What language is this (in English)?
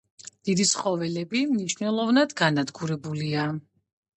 Georgian